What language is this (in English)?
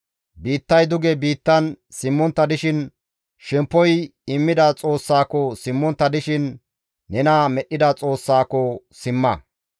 Gamo